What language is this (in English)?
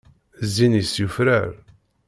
Kabyle